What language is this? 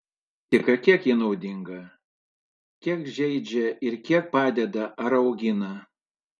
Lithuanian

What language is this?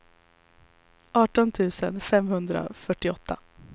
Swedish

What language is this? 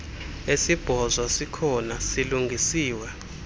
Xhosa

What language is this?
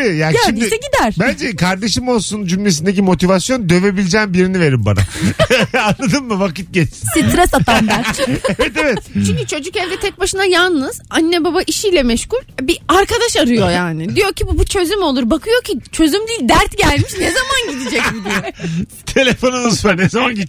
Turkish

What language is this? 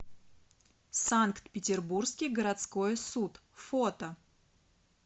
Russian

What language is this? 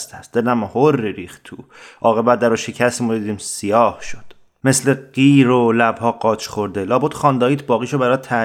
Persian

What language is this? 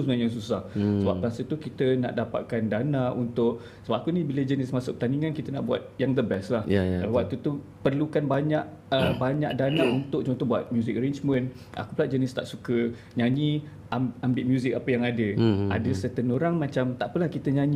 Malay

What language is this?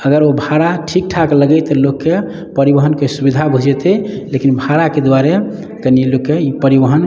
Maithili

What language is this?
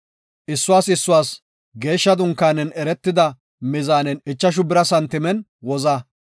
Gofa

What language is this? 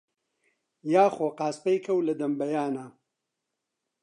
Central Kurdish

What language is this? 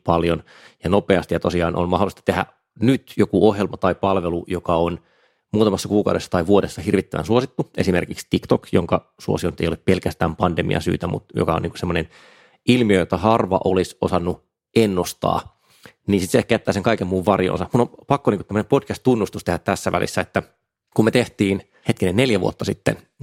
Finnish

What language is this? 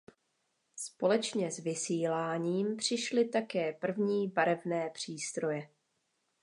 Czech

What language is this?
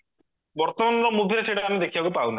Odia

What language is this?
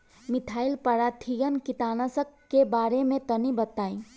Bhojpuri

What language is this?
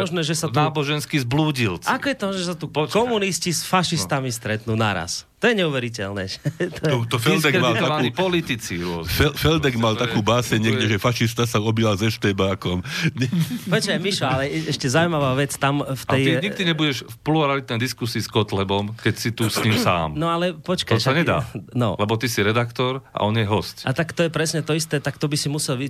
Slovak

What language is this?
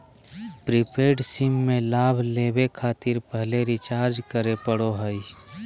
Magahi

